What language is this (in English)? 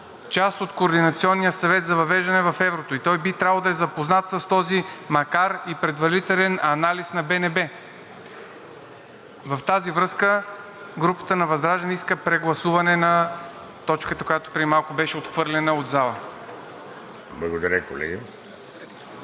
Bulgarian